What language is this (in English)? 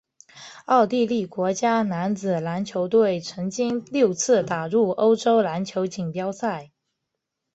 Chinese